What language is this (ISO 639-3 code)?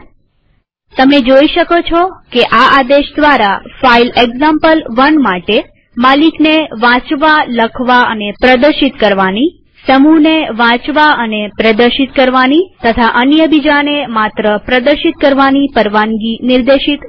guj